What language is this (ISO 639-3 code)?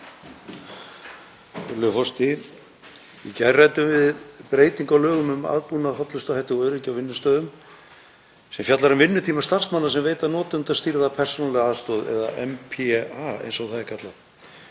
isl